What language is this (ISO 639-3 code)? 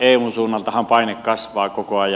fin